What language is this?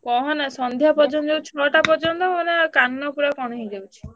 Odia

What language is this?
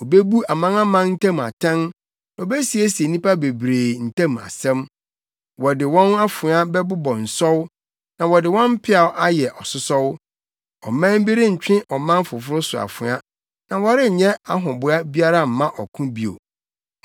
Akan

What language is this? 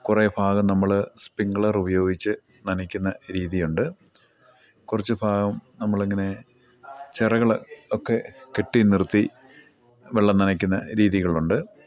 Malayalam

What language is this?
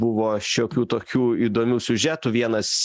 Lithuanian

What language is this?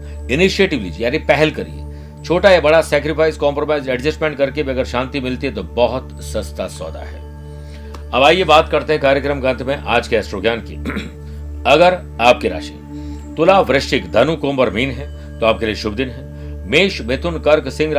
Hindi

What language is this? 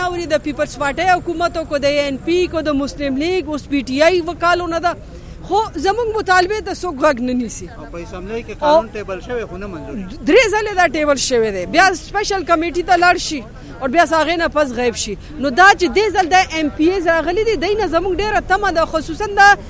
Urdu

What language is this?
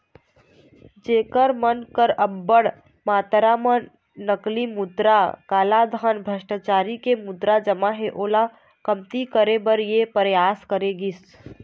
Chhattisgarhi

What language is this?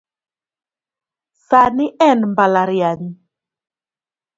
Luo (Kenya and Tanzania)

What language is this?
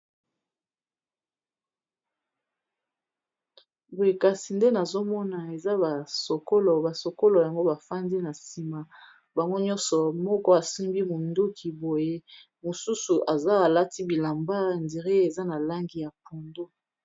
Lingala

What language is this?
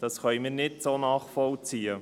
Swiss German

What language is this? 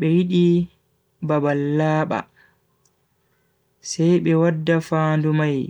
Bagirmi Fulfulde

